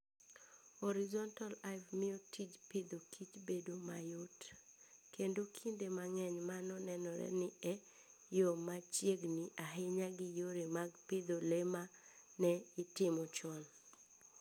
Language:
Luo (Kenya and Tanzania)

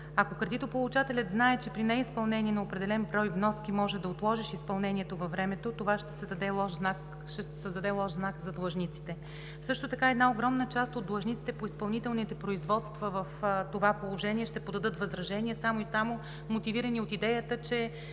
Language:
Bulgarian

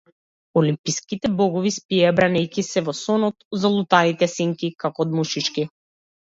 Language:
Macedonian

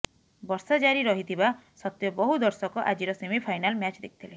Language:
Odia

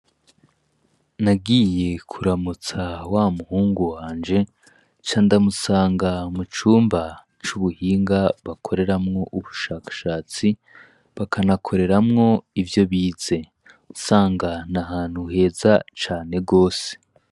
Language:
Rundi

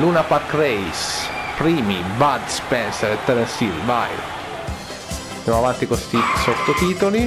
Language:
Italian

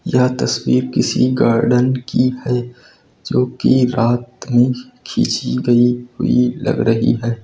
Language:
Hindi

